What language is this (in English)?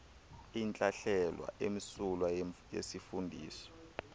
Xhosa